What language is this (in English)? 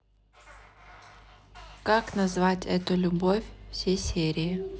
Russian